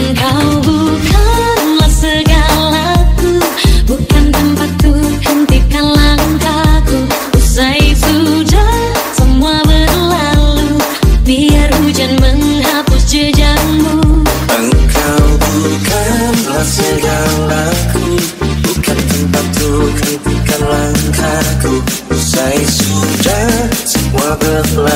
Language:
Indonesian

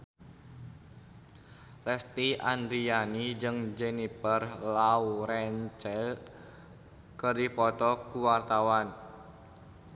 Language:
Sundanese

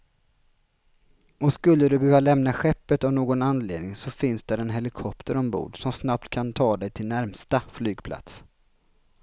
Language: Swedish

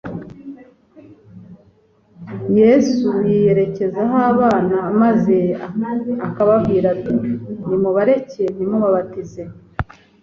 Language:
Kinyarwanda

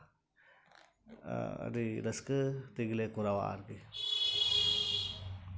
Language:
Santali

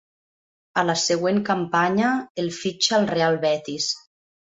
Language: Catalan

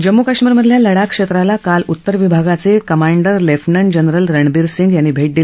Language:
Marathi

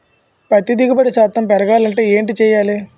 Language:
Telugu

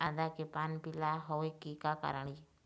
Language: Chhattisgarhi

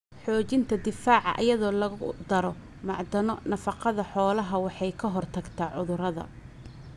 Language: Somali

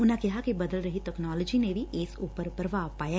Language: Punjabi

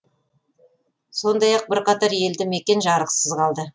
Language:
Kazakh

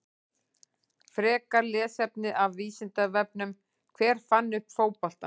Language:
Icelandic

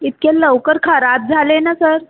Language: Marathi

